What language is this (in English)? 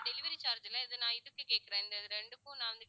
Tamil